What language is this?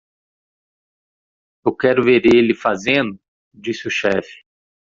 Portuguese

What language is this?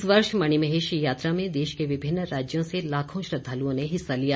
Hindi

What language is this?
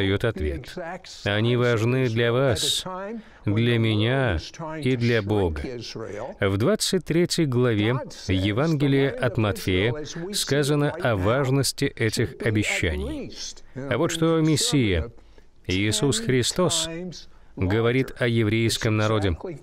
Russian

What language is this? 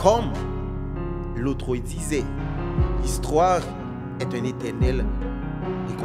French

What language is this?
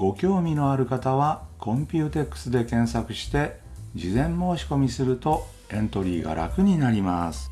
Japanese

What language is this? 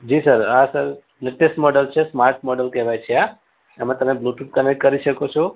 Gujarati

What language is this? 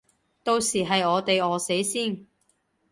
Cantonese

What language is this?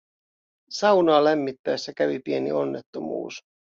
Finnish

